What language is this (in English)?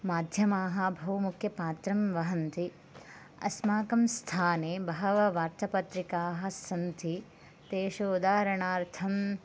Sanskrit